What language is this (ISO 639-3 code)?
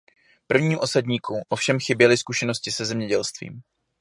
ces